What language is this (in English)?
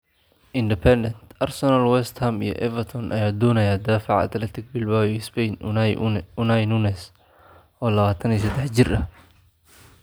Somali